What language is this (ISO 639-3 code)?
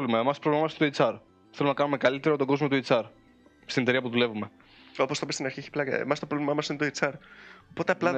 ell